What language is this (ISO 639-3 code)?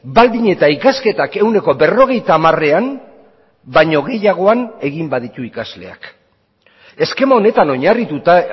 eus